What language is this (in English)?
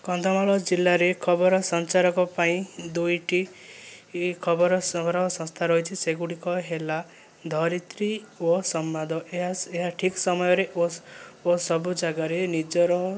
Odia